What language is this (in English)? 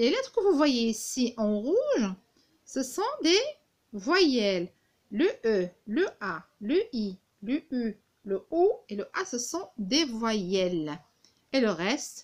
French